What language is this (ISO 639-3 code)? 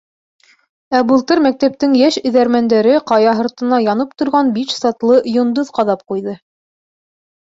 bak